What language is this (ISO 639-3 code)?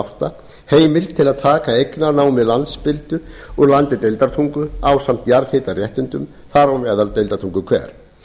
isl